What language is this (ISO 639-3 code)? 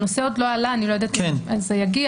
heb